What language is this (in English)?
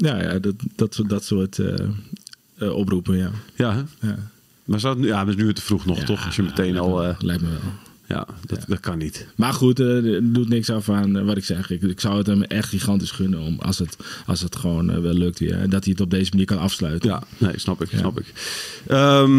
Dutch